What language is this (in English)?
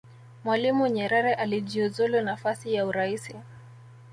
Swahili